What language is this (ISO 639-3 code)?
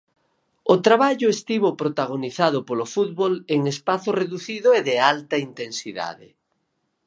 glg